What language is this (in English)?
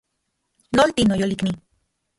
Central Puebla Nahuatl